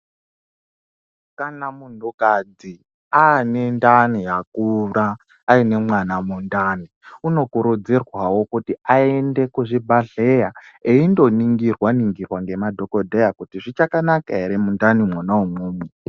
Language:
Ndau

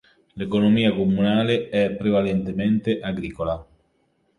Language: Italian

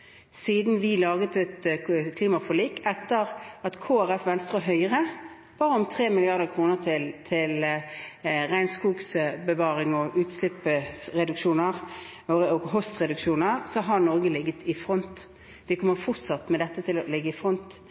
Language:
Norwegian Bokmål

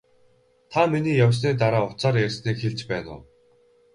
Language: Mongolian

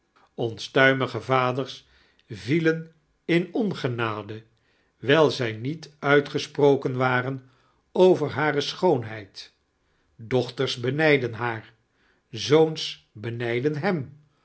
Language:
Dutch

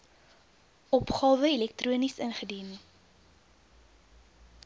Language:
Afrikaans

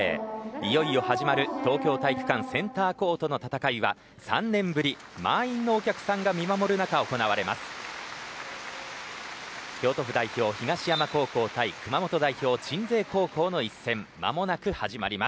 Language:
Japanese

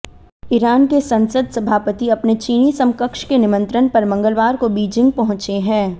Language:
Hindi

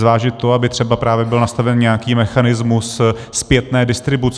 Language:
Czech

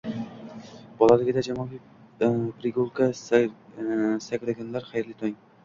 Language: Uzbek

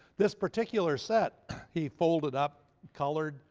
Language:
English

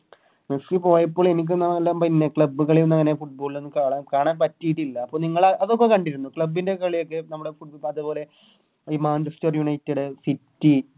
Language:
Malayalam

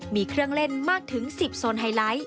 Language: Thai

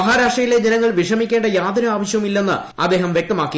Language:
Malayalam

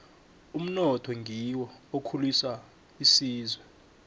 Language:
South Ndebele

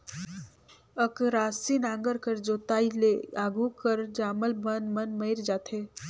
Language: Chhattisgarhi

